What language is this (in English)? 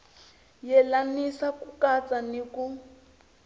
Tsonga